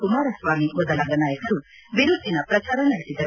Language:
Kannada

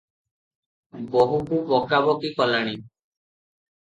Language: Odia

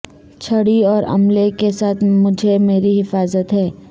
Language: Urdu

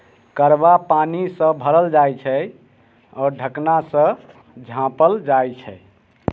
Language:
Maithili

